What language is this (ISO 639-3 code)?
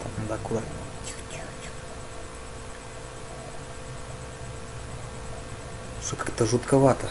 rus